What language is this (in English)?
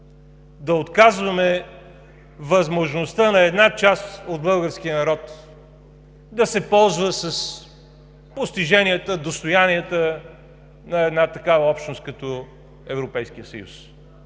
Bulgarian